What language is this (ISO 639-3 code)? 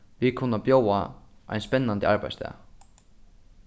fao